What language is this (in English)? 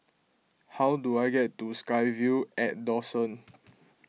English